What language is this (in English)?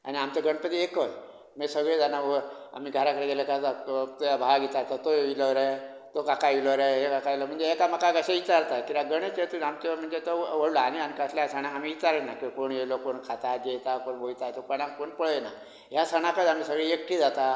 Konkani